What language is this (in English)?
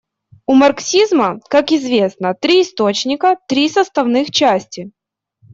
Russian